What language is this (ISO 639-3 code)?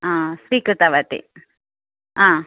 san